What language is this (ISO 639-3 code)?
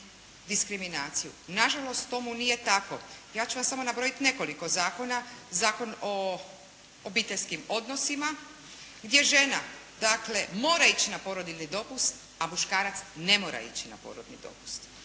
hrv